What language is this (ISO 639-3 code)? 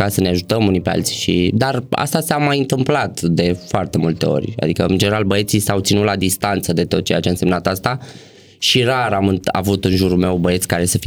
ron